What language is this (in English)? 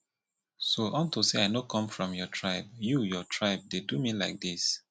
Nigerian Pidgin